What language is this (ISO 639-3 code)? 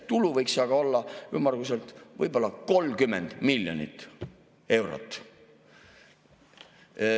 est